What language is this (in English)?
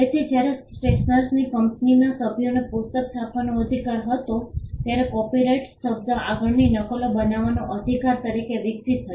Gujarati